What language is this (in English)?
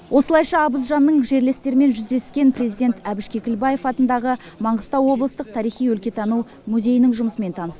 Kazakh